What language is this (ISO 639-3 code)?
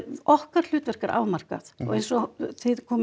isl